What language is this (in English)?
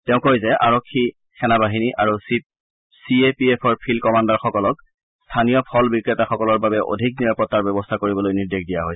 Assamese